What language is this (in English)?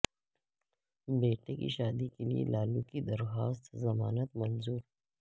Urdu